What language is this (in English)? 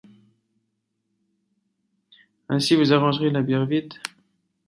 French